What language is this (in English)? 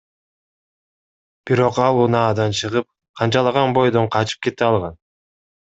Kyrgyz